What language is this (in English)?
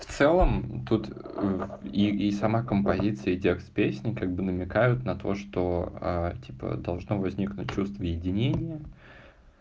Russian